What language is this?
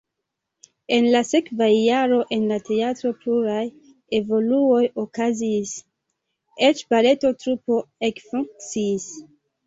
Esperanto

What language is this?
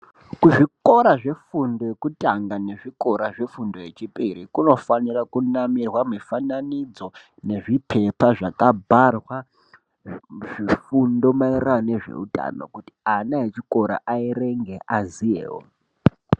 Ndau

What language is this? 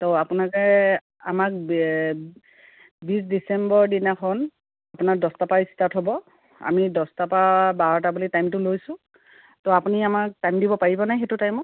Assamese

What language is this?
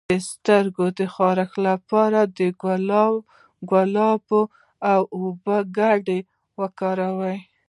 Pashto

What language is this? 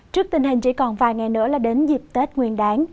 Vietnamese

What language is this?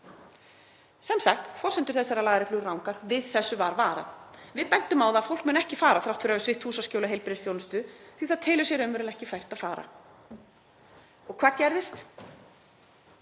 Icelandic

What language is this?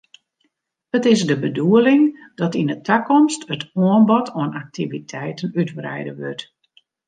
Western Frisian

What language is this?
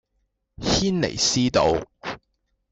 Cantonese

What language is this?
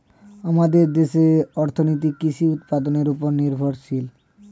Bangla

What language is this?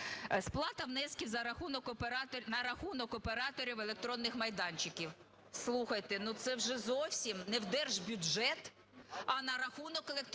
Ukrainian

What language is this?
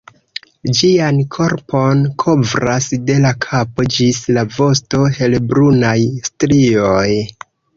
Esperanto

